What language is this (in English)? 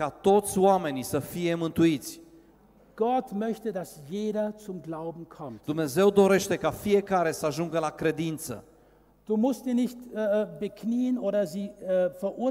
Romanian